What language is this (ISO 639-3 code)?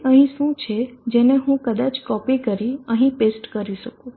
guj